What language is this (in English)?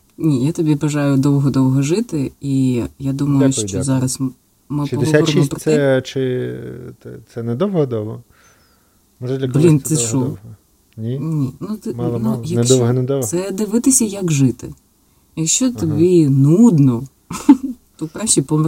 Ukrainian